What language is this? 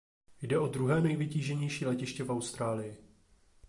Czech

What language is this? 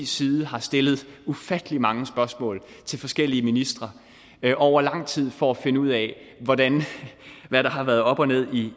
Danish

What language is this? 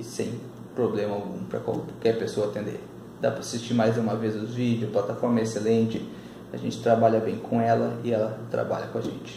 Portuguese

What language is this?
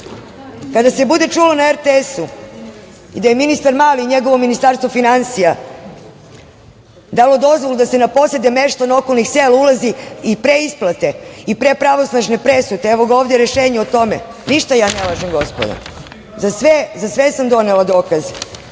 Serbian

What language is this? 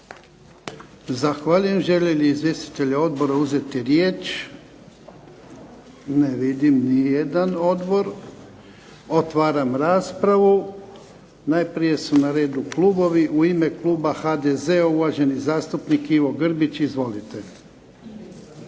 Croatian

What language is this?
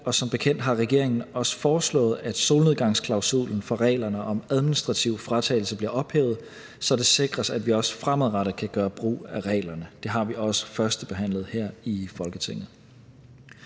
Danish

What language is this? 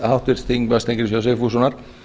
Icelandic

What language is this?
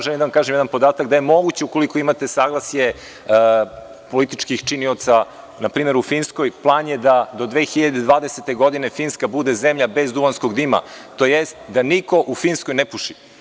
Serbian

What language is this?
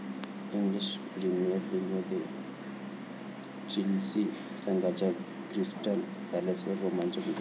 Marathi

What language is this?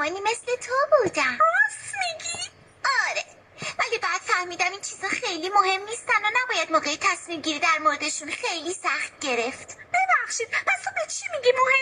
Persian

